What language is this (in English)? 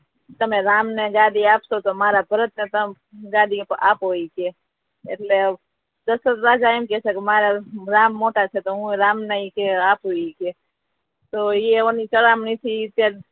Gujarati